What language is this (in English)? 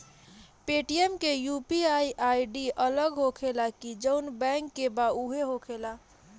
Bhojpuri